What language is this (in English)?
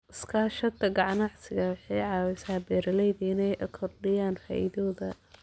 Somali